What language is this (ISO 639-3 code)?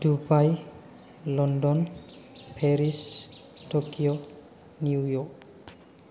brx